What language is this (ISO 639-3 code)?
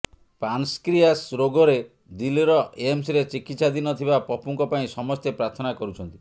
ori